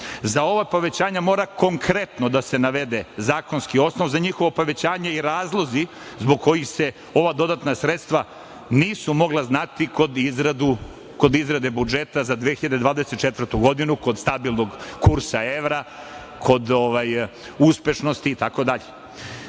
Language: Serbian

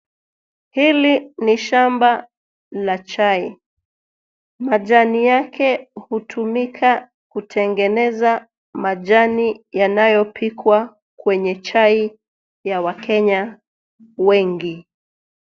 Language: Swahili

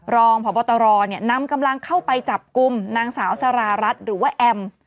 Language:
Thai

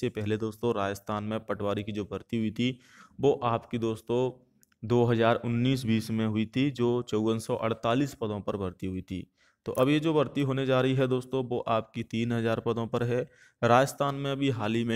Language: Hindi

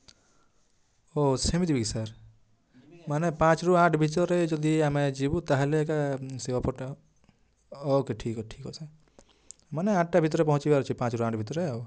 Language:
Odia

